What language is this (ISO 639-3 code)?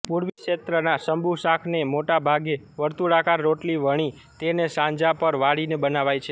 guj